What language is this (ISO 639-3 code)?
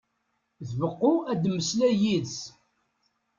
kab